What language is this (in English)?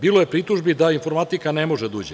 Serbian